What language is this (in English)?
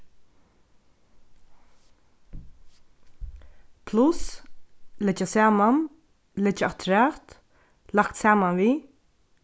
Faroese